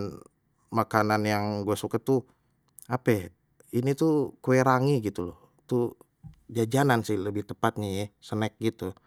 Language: Betawi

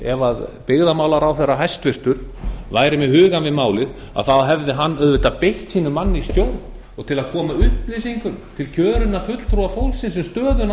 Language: Icelandic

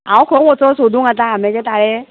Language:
Konkani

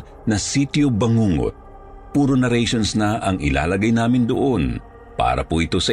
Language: Filipino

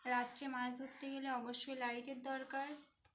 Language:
Bangla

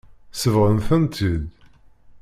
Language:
Kabyle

